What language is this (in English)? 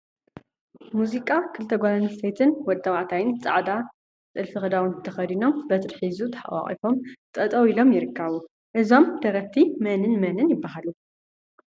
Tigrinya